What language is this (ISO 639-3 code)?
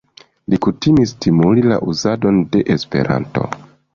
epo